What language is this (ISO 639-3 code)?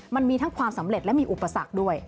tha